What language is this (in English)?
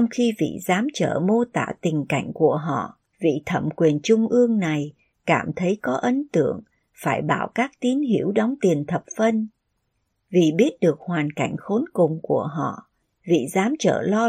Vietnamese